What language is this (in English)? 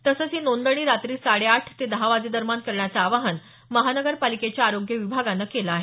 Marathi